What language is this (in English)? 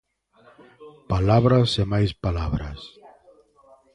Galician